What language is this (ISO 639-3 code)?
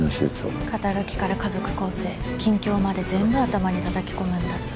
jpn